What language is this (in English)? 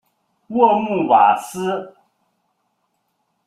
Chinese